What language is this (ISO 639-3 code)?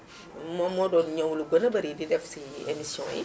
wol